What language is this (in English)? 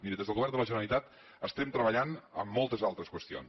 Catalan